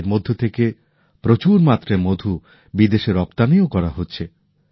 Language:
Bangla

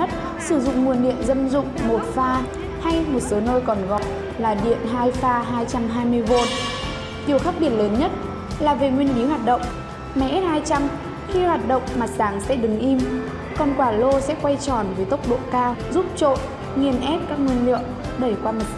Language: Vietnamese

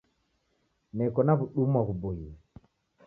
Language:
Taita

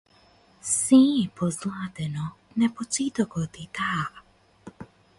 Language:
Macedonian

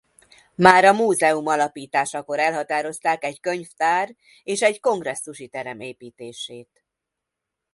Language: Hungarian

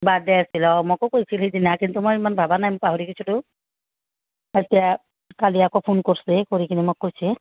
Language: Assamese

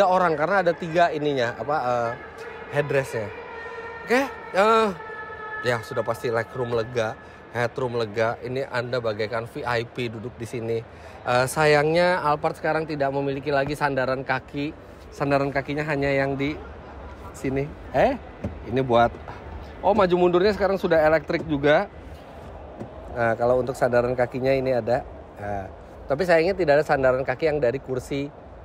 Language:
Indonesian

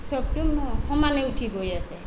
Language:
Assamese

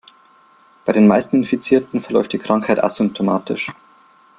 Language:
German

